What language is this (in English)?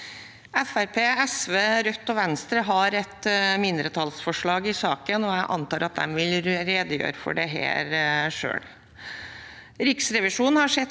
Norwegian